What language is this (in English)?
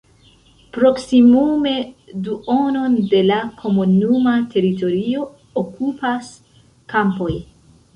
Esperanto